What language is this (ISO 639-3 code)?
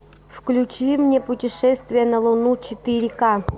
rus